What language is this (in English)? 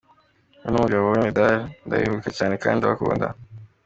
Kinyarwanda